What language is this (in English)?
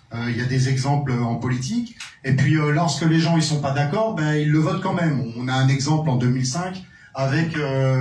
French